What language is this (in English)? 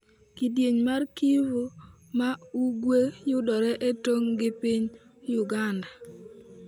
Luo (Kenya and Tanzania)